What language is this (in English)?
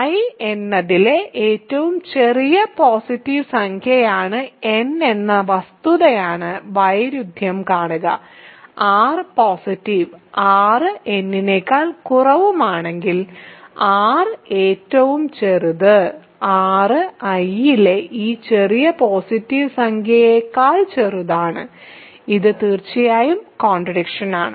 Malayalam